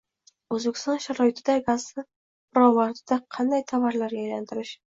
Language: Uzbek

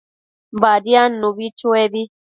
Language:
Matsés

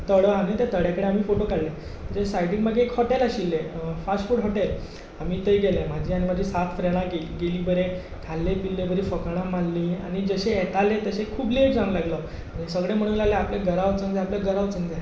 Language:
Konkani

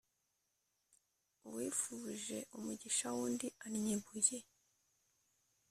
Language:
Kinyarwanda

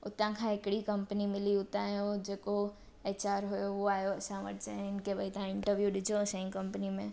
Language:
Sindhi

